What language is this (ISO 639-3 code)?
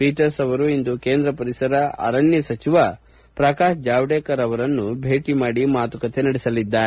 kan